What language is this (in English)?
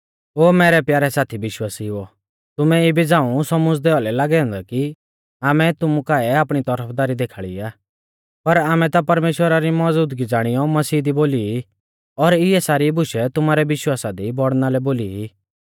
Mahasu Pahari